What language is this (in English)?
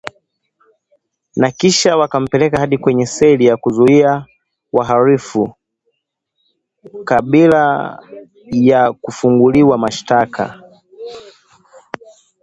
Swahili